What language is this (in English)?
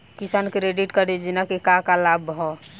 Bhojpuri